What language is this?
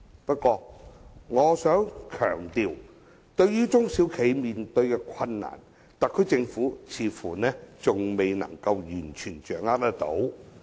Cantonese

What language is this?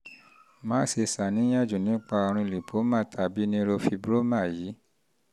Yoruba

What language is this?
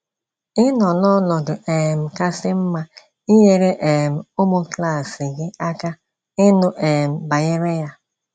Igbo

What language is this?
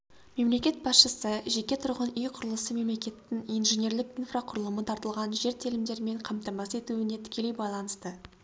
Kazakh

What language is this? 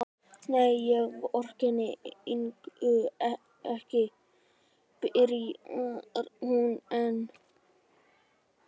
Icelandic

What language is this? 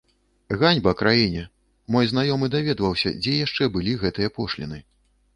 Belarusian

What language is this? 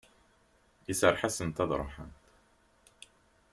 Kabyle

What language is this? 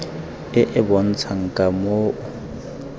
Tswana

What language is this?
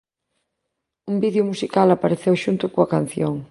Galician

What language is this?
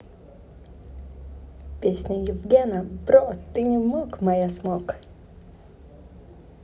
Russian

